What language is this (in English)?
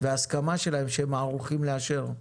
Hebrew